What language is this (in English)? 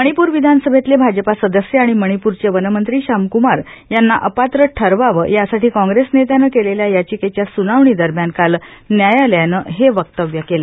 Marathi